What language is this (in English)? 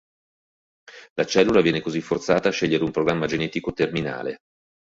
Italian